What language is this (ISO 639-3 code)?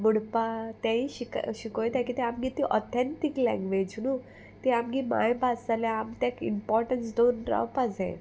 kok